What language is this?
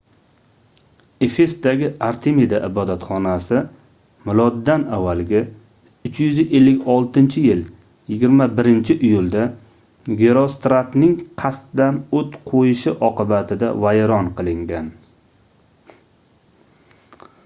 Uzbek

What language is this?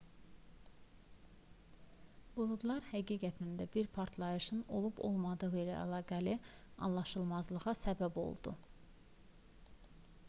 Azerbaijani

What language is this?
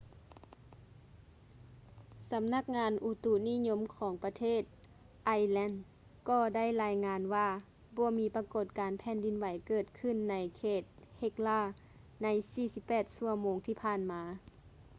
Lao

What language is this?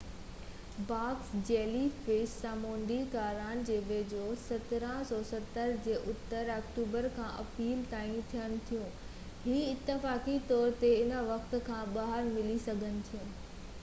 Sindhi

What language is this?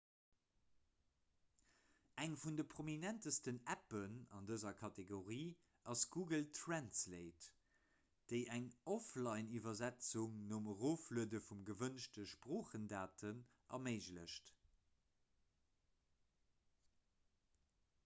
Luxembourgish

